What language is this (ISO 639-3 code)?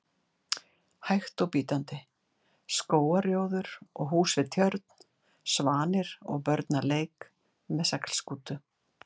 isl